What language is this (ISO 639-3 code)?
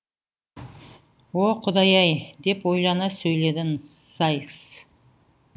kaz